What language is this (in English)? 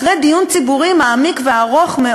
Hebrew